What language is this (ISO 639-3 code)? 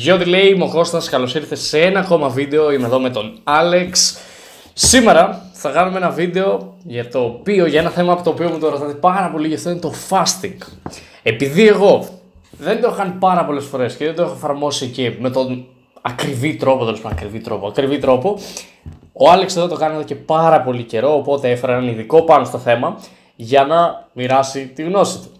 ell